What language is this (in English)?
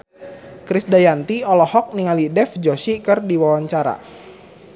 Sundanese